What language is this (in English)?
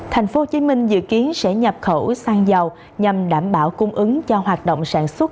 Vietnamese